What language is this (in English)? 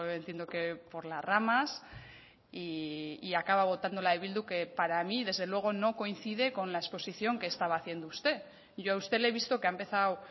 Spanish